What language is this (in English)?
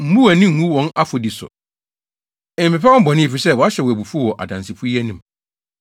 Akan